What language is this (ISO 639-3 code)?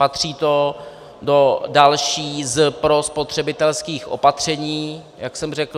ces